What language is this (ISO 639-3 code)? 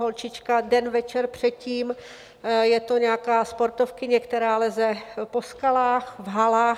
ces